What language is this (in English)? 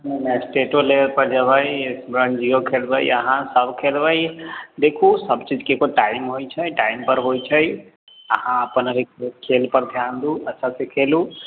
Maithili